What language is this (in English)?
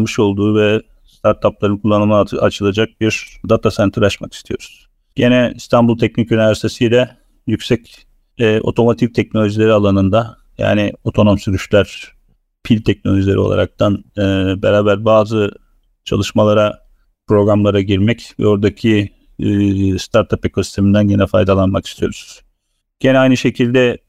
Turkish